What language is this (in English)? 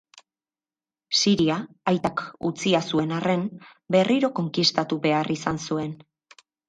Basque